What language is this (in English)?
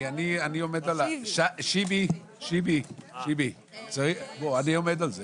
Hebrew